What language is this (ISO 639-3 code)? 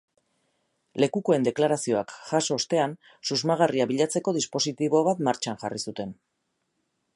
eus